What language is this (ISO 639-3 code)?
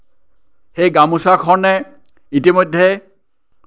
asm